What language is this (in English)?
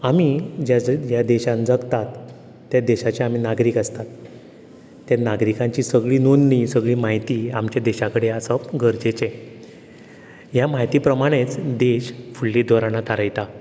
Konkani